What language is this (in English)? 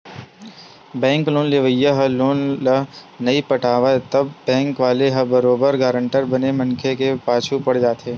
Chhattisgarhi